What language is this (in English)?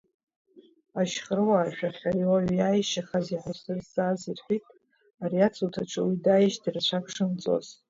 Abkhazian